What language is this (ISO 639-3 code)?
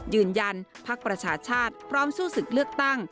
tha